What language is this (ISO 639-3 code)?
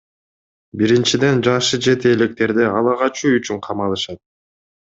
kir